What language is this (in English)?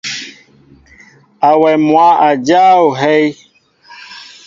Mbo (Cameroon)